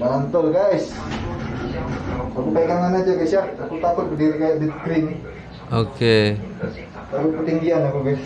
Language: Indonesian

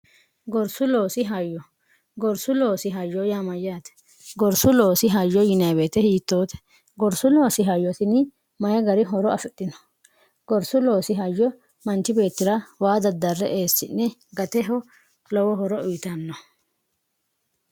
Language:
Sidamo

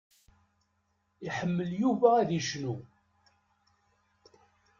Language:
Kabyle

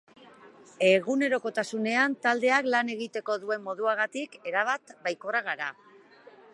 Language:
Basque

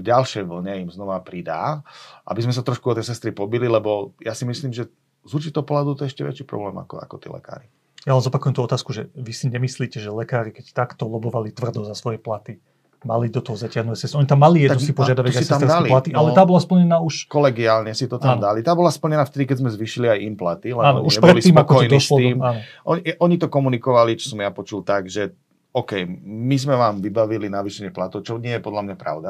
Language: Slovak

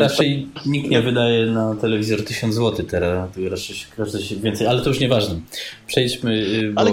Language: Polish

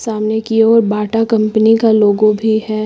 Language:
Hindi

